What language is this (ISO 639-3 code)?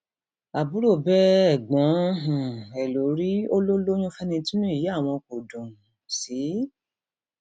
yor